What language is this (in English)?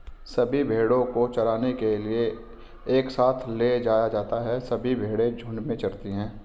Hindi